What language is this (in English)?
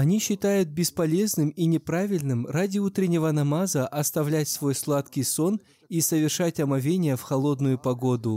Russian